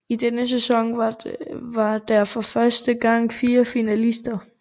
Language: Danish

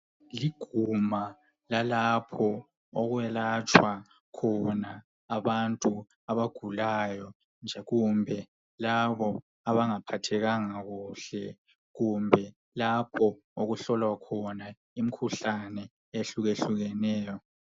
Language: North Ndebele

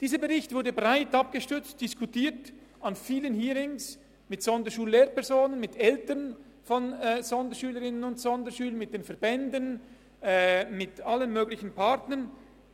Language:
Swiss German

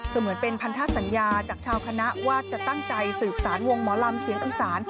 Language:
Thai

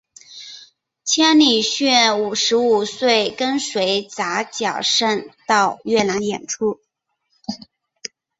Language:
Chinese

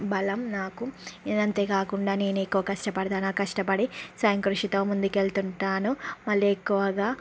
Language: Telugu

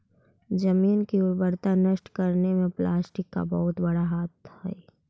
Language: Magahi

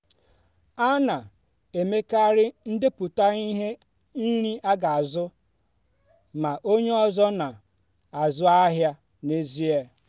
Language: Igbo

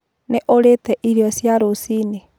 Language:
Kikuyu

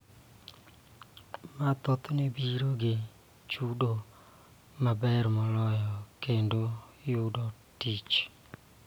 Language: Luo (Kenya and Tanzania)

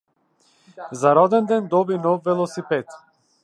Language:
Macedonian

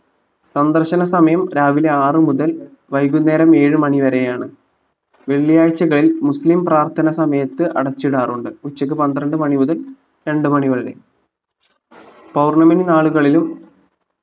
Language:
Malayalam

